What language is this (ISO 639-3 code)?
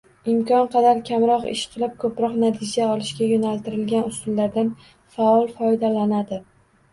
uzb